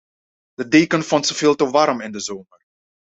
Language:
Dutch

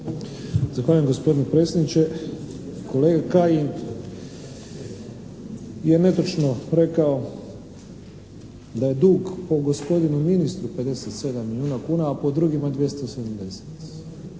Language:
Croatian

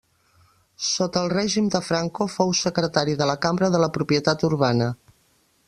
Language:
Catalan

